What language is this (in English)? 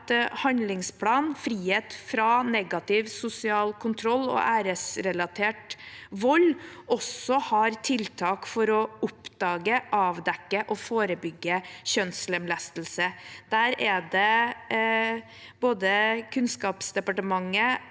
Norwegian